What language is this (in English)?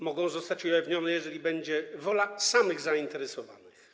Polish